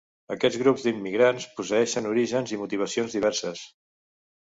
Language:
Catalan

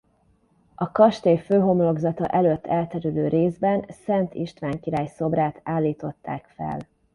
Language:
Hungarian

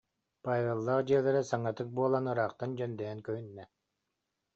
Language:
Yakut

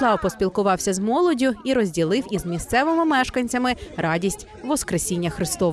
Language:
Ukrainian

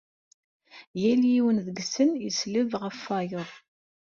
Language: Kabyle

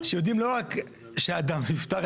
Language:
Hebrew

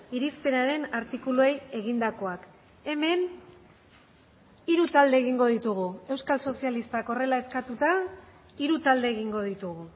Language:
Basque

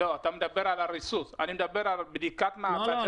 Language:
Hebrew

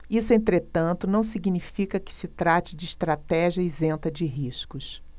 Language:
Portuguese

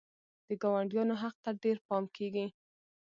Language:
Pashto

